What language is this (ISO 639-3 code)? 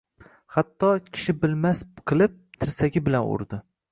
uzb